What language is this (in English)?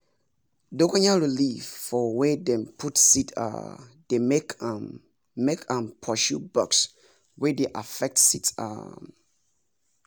Nigerian Pidgin